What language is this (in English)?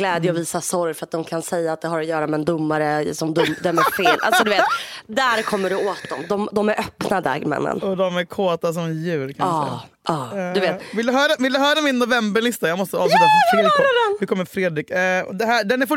Swedish